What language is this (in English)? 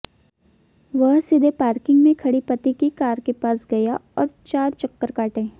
Hindi